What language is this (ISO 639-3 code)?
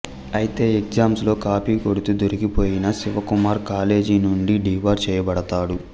tel